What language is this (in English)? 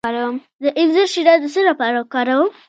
Pashto